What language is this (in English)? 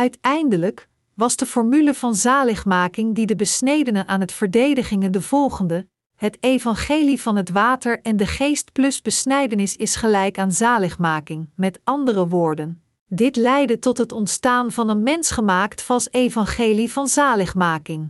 Dutch